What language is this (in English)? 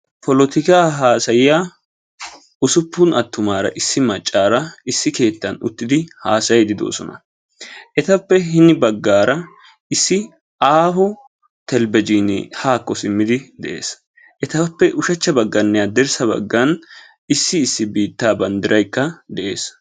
Wolaytta